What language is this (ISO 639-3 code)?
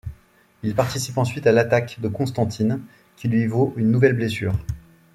fra